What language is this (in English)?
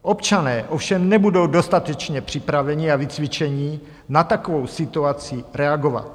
Czech